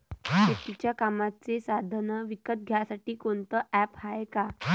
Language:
Marathi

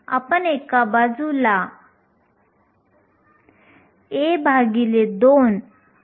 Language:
Marathi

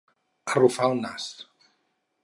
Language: Catalan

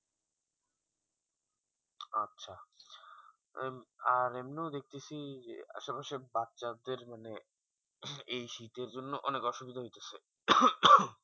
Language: Bangla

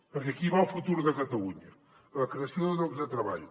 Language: Catalan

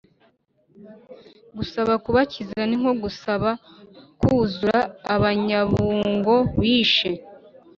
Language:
Kinyarwanda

